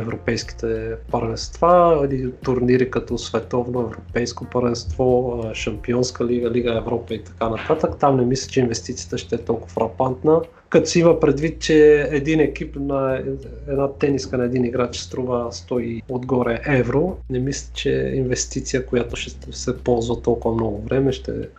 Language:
Bulgarian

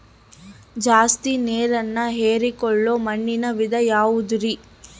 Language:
Kannada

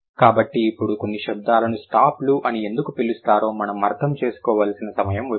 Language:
Telugu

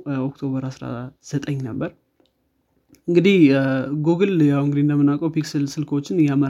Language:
Amharic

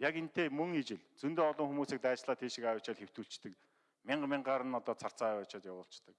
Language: Korean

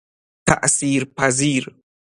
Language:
Persian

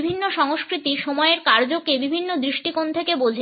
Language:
Bangla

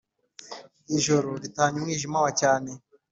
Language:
Kinyarwanda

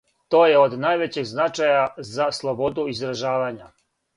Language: Serbian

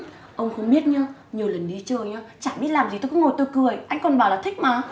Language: Vietnamese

